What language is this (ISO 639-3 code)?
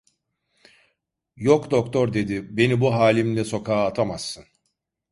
tur